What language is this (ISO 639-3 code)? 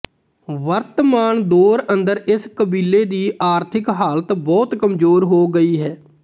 pan